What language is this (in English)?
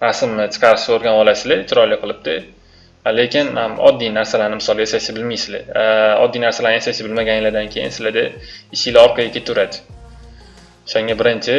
Turkish